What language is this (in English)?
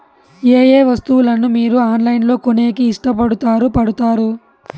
Telugu